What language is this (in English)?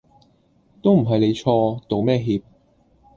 Cantonese